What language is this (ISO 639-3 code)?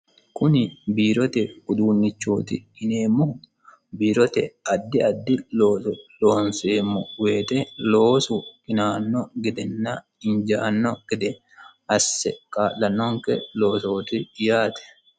sid